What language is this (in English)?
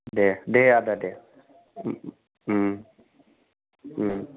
Bodo